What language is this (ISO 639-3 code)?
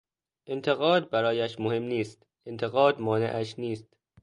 fas